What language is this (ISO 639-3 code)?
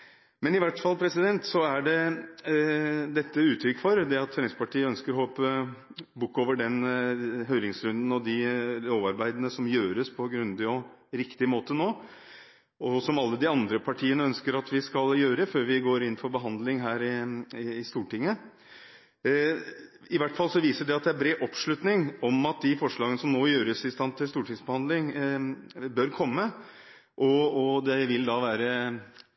nob